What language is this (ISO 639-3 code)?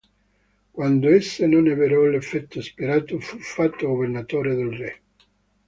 ita